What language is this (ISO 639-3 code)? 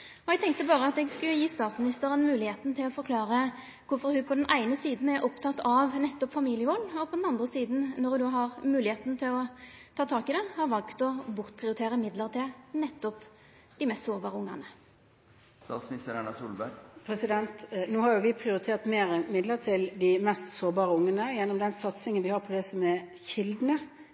nor